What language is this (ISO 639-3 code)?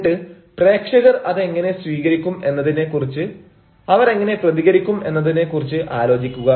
mal